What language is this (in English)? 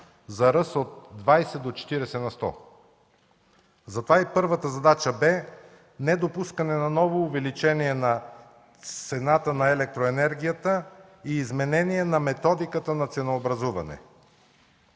Bulgarian